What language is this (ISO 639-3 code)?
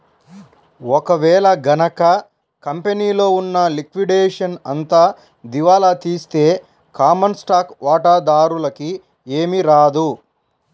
tel